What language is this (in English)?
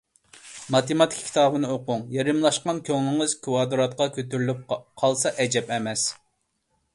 Uyghur